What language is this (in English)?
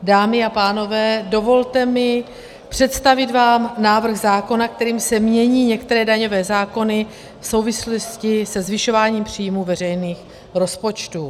Czech